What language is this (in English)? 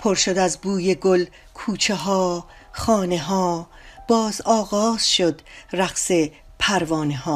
Persian